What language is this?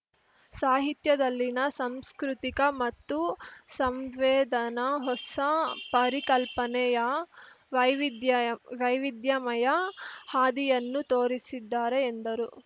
Kannada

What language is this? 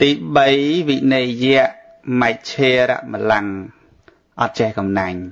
Vietnamese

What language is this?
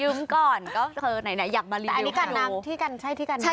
Thai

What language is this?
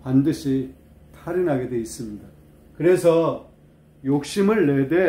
Korean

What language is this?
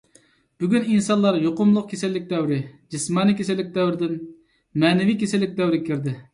Uyghur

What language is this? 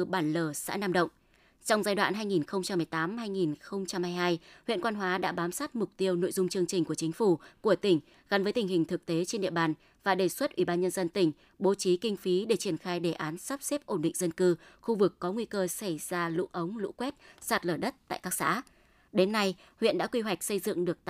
Vietnamese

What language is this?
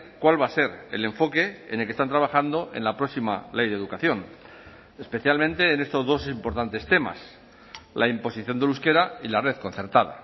Spanish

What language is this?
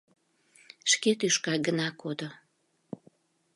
Mari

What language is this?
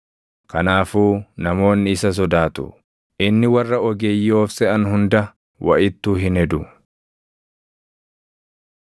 Oromo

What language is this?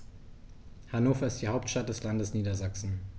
German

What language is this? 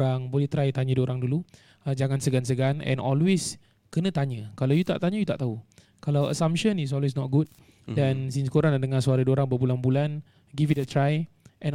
Malay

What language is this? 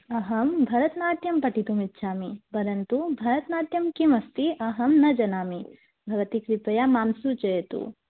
Sanskrit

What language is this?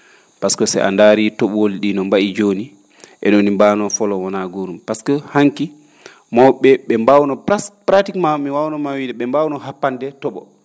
Fula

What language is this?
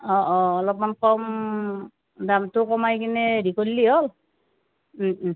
Assamese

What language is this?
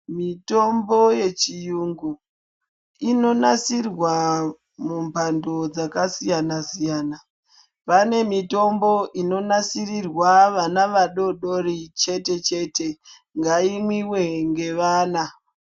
Ndau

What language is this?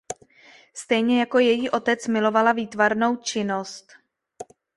Czech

